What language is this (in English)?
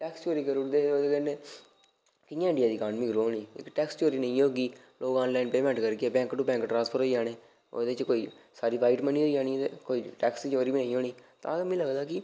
Dogri